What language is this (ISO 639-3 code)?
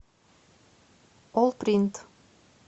rus